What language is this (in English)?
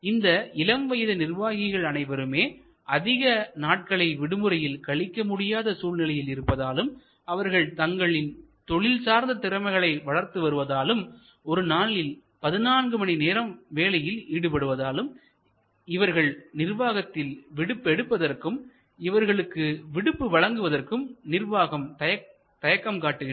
Tamil